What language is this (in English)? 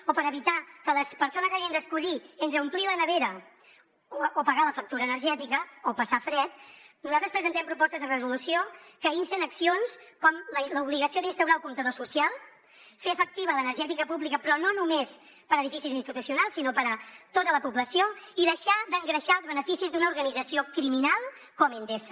Catalan